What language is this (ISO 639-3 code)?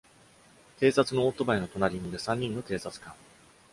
jpn